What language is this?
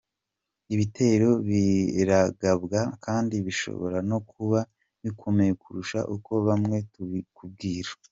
Kinyarwanda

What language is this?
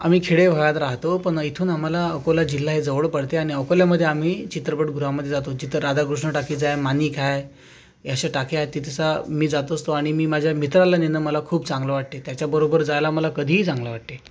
Marathi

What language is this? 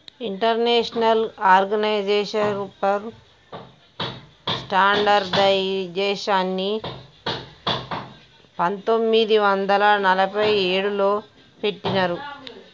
Telugu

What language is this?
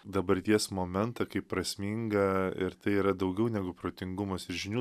Lithuanian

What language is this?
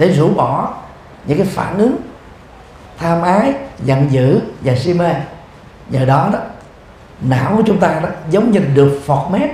Vietnamese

